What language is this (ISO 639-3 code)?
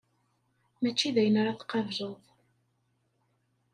kab